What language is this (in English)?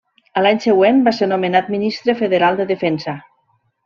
Catalan